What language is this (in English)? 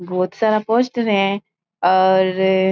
Marwari